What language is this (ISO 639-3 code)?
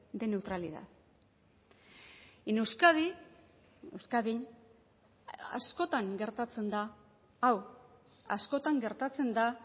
eus